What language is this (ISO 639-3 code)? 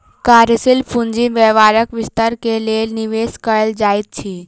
mai